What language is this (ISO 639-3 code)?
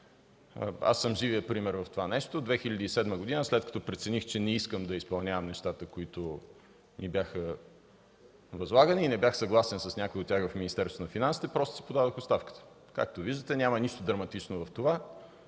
bul